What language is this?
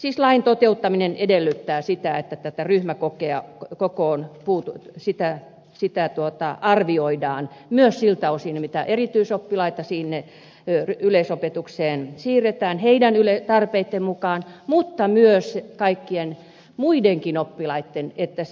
Finnish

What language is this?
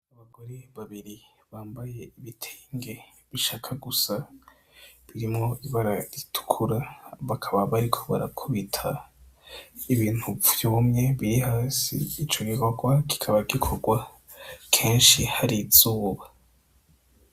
Rundi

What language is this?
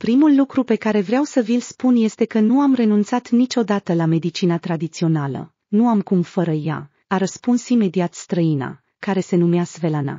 Romanian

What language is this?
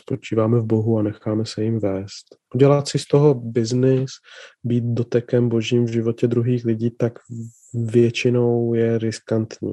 Czech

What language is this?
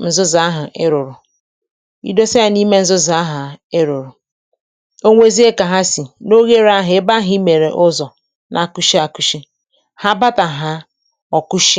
Igbo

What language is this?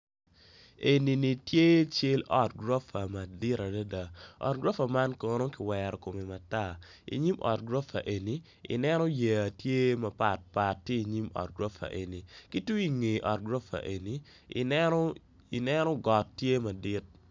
Acoli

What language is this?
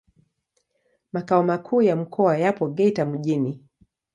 Swahili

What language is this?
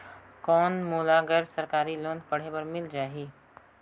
Chhattisgarhi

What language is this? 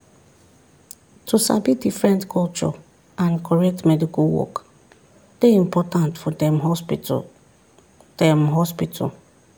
Nigerian Pidgin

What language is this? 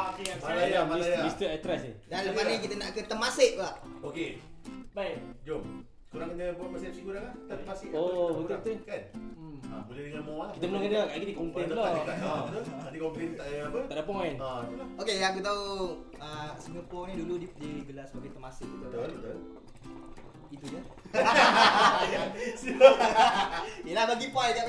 Malay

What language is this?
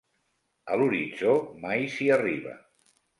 Catalan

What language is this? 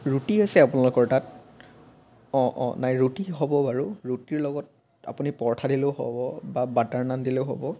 Assamese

